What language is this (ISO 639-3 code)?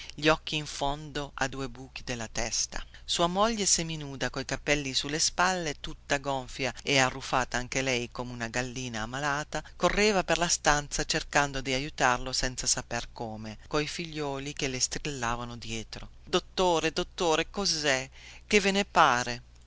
ita